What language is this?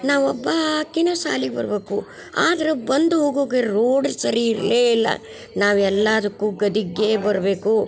Kannada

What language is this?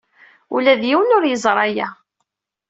Kabyle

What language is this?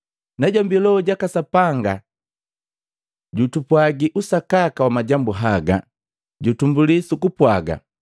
Matengo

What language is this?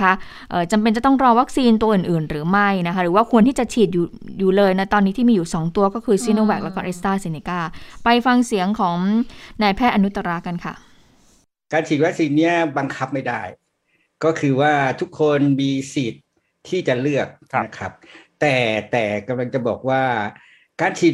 Thai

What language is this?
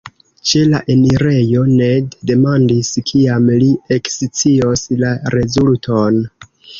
Esperanto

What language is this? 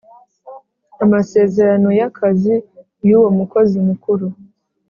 Kinyarwanda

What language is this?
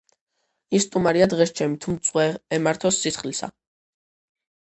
Georgian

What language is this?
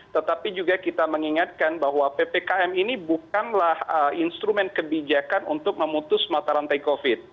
Indonesian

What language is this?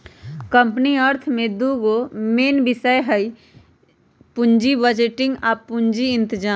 Magahi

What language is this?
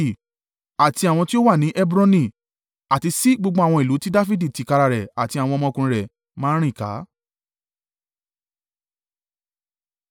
Yoruba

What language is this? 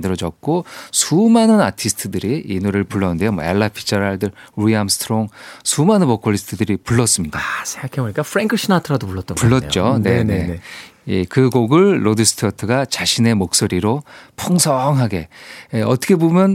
Korean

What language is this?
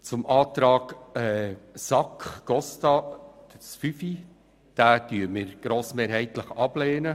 Swiss German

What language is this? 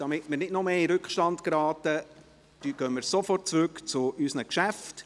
Swiss German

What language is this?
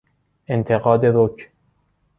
Persian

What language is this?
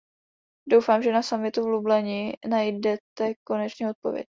Czech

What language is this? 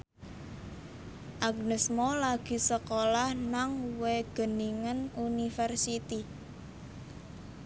Javanese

